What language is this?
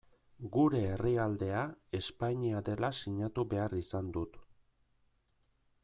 Basque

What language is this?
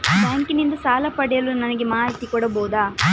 Kannada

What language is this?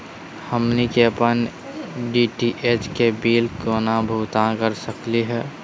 Magahi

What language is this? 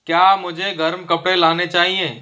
Hindi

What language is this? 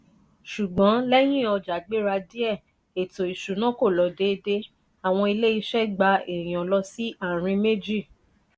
Yoruba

